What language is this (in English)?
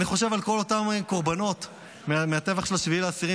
Hebrew